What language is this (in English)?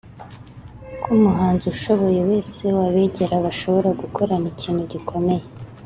Kinyarwanda